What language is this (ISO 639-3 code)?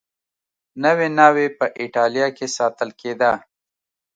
pus